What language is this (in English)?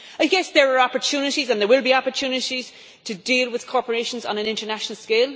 English